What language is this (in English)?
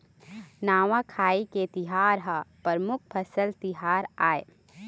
Chhattisgarhi